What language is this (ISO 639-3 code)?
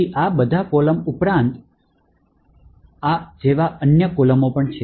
guj